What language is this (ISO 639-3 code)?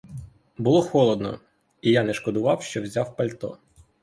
ukr